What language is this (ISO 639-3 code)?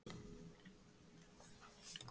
isl